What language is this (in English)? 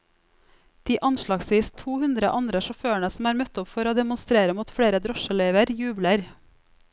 Norwegian